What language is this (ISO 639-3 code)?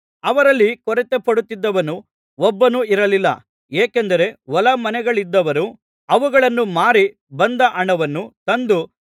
kan